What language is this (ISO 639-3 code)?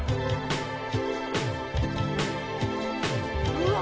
jpn